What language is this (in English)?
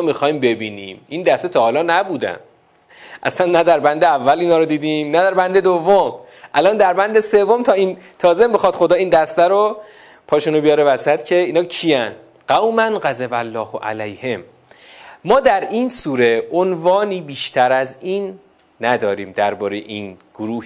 Persian